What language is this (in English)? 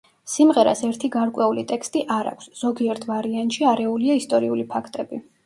Georgian